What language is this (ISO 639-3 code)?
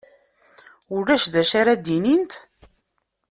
kab